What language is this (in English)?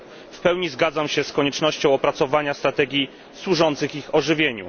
Polish